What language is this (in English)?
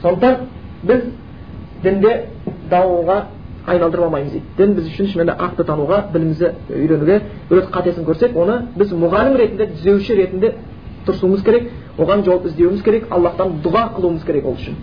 Bulgarian